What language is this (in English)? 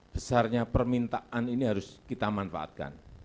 Indonesian